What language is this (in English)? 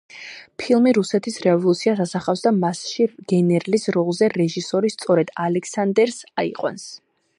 Georgian